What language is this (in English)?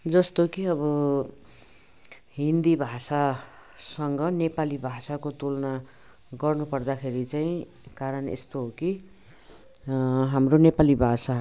Nepali